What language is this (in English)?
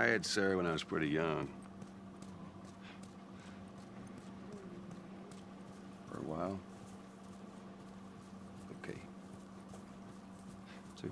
Portuguese